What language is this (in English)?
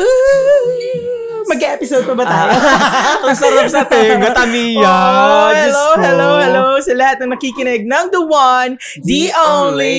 Filipino